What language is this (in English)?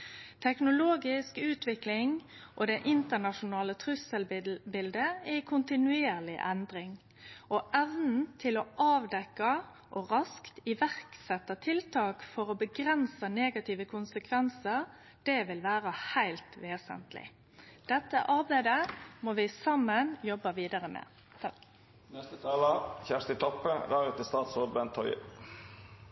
Norwegian Nynorsk